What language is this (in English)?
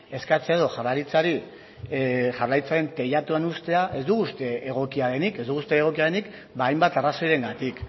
Basque